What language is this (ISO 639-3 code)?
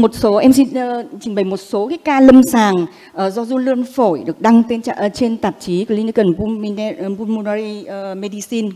vie